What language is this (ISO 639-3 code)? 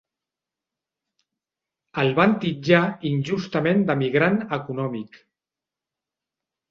cat